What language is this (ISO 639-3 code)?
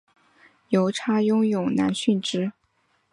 zho